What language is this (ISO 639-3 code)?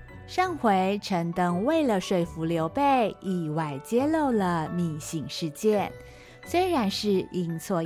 zho